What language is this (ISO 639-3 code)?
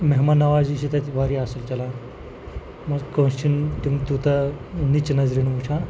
kas